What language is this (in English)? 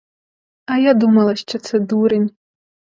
Ukrainian